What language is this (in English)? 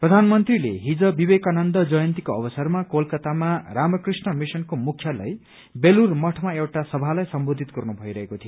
Nepali